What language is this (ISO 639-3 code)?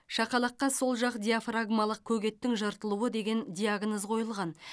kaz